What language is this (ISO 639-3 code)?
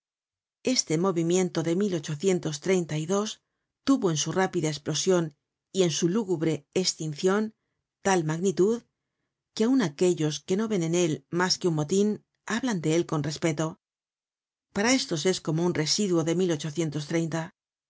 spa